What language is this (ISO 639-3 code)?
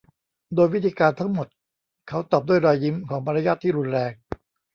tha